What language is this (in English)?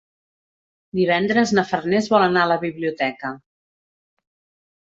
Catalan